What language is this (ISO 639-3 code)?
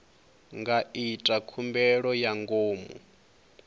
ven